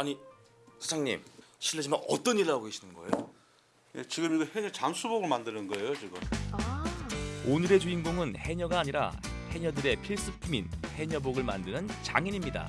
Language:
Korean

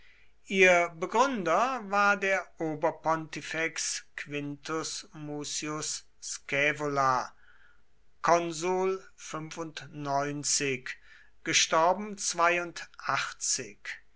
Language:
German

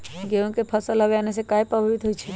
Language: Magahi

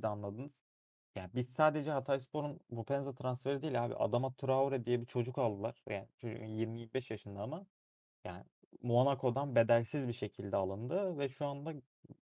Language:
Turkish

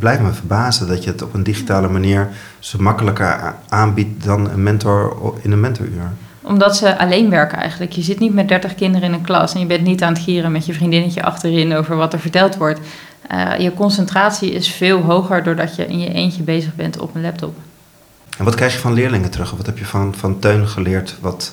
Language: Dutch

